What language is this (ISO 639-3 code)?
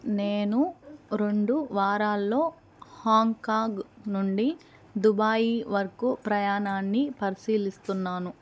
tel